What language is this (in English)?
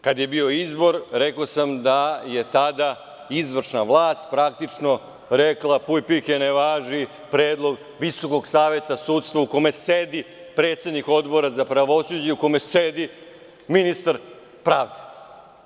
Serbian